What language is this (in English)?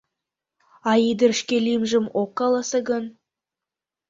Mari